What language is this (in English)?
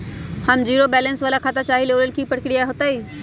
Magahi